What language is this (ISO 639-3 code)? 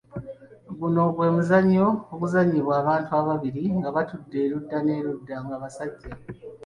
lug